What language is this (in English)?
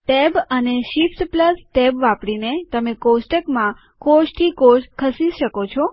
Gujarati